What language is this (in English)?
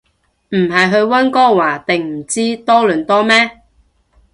Cantonese